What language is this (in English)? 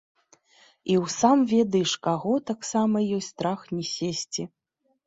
Belarusian